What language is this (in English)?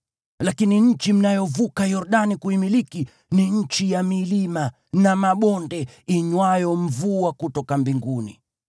Swahili